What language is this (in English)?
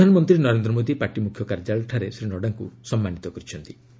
Odia